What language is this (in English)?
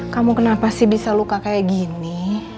Indonesian